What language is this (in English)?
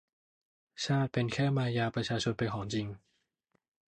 Thai